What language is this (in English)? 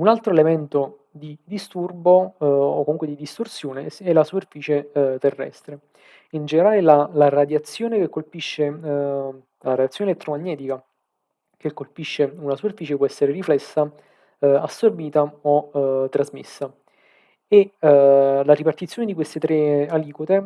Italian